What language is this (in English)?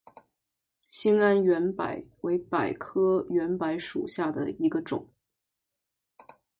Chinese